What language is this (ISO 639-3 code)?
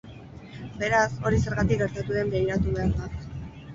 eus